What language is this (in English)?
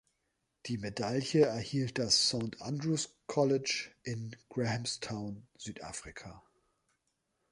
German